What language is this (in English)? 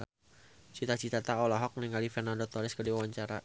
Sundanese